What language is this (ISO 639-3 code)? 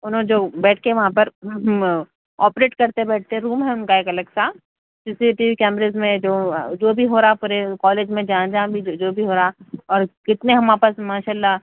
urd